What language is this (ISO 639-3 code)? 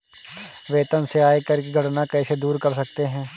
hin